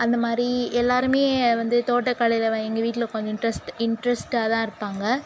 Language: Tamil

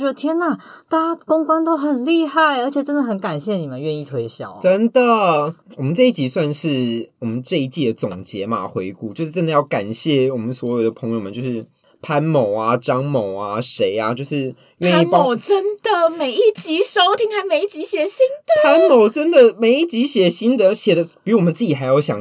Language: Chinese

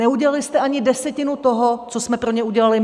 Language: Czech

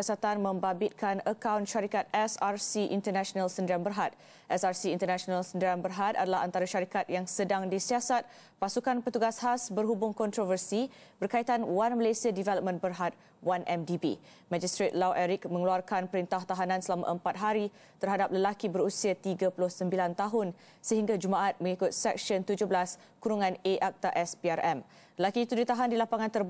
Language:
Malay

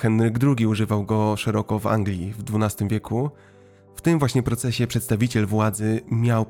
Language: Polish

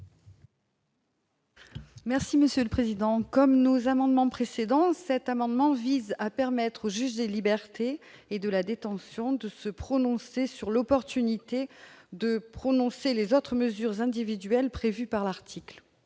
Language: French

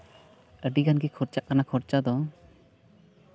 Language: Santali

